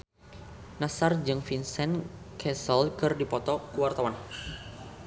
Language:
Sundanese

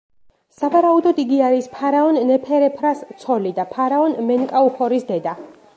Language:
Georgian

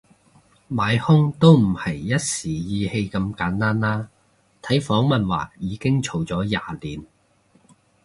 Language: Cantonese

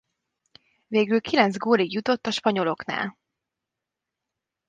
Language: Hungarian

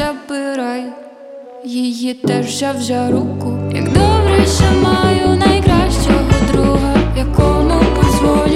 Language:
Ukrainian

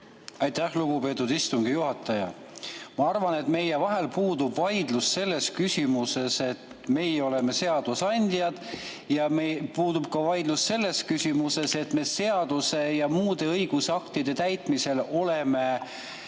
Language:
Estonian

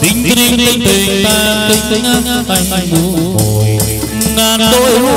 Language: Vietnamese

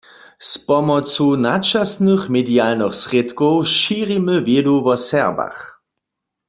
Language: Upper Sorbian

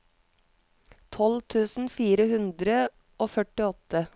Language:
Norwegian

